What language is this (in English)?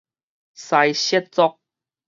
Min Nan Chinese